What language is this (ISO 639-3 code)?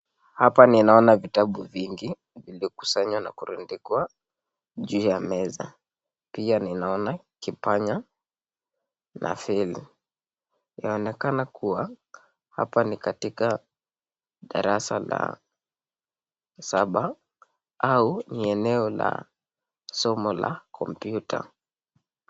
swa